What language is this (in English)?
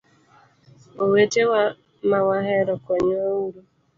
Luo (Kenya and Tanzania)